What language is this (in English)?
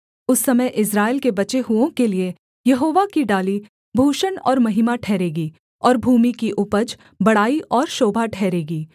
Hindi